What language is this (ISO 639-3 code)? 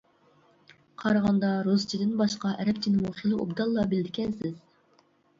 uig